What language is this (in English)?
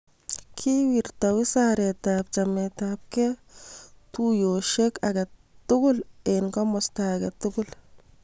Kalenjin